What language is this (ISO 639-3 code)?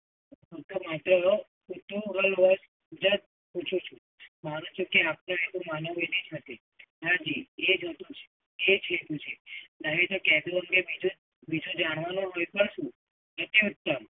guj